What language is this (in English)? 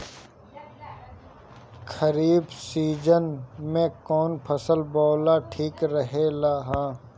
Bhojpuri